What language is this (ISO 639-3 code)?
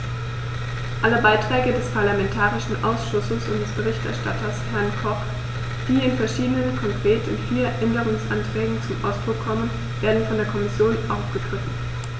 deu